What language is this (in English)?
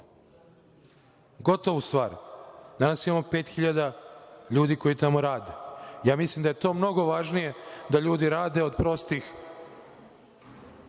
Serbian